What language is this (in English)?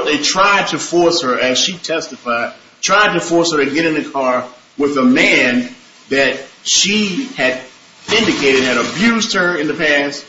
English